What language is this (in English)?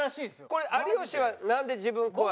Japanese